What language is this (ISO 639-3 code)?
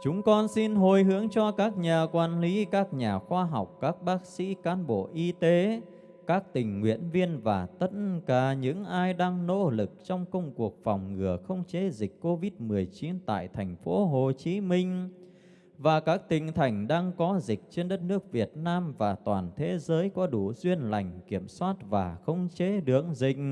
vie